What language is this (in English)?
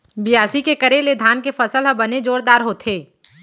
Chhattisgarhi